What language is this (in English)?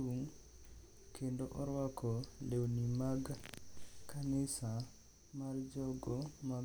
Luo (Kenya and Tanzania)